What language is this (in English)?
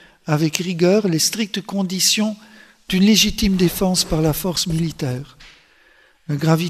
French